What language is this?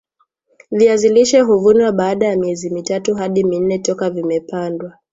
Swahili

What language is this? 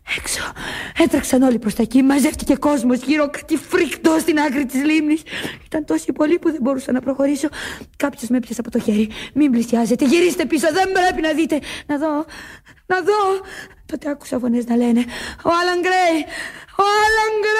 Greek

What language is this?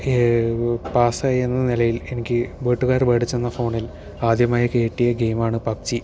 Malayalam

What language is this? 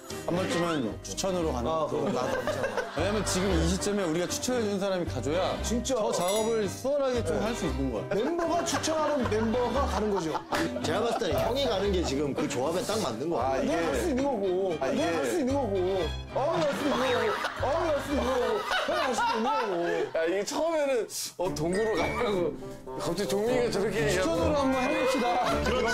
Korean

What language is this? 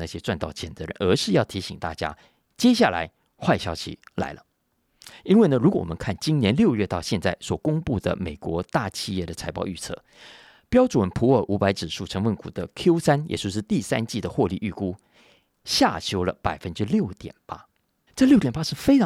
Chinese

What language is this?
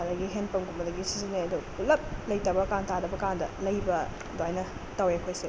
Manipuri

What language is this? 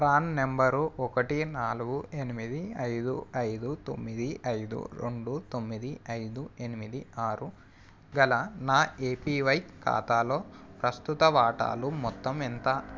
Telugu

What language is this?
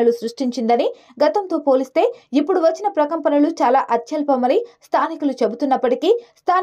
Telugu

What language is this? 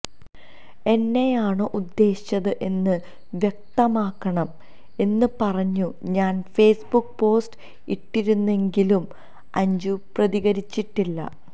Malayalam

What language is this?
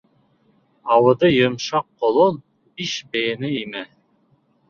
Bashkir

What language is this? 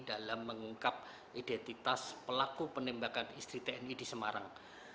Indonesian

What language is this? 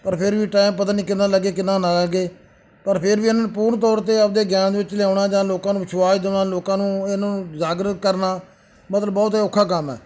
Punjabi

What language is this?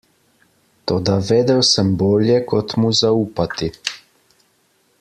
Slovenian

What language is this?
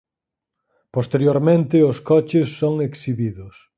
Galician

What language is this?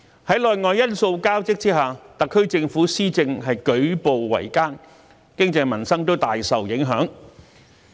Cantonese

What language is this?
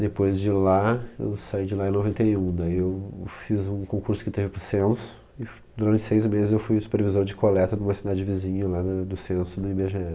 Portuguese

